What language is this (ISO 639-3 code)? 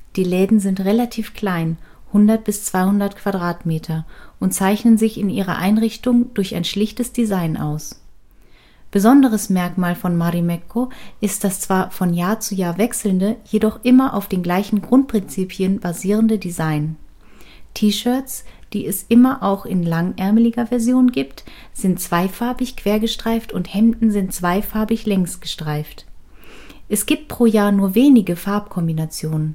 deu